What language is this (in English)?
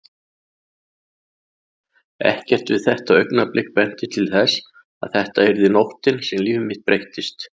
Icelandic